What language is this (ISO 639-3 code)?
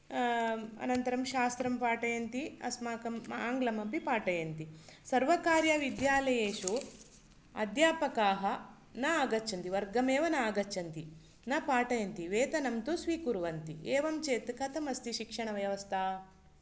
san